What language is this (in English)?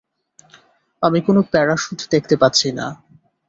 Bangla